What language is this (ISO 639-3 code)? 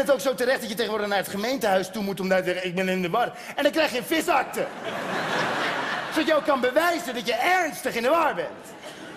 nld